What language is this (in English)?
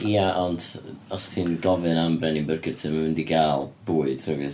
Welsh